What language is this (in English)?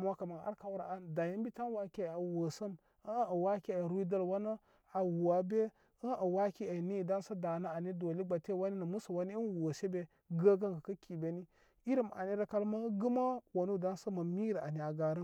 Koma